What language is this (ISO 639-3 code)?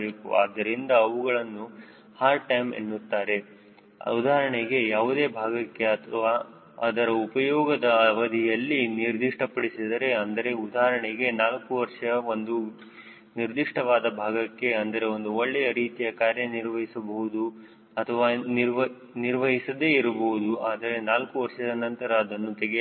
kan